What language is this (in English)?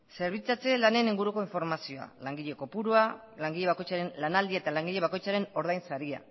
Basque